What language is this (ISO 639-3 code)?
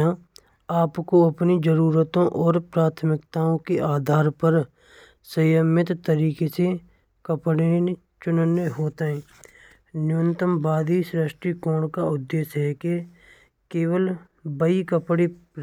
bra